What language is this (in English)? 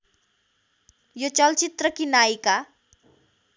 Nepali